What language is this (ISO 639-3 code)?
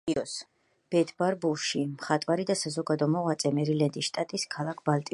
kat